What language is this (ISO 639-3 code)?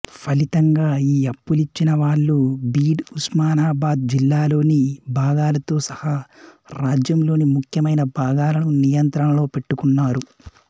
tel